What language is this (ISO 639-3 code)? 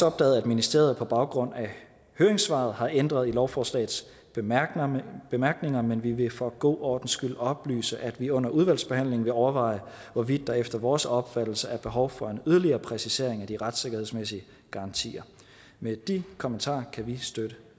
dan